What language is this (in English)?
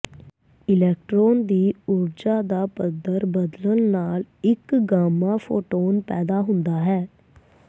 Punjabi